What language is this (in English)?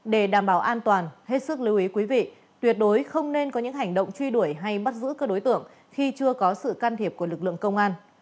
Vietnamese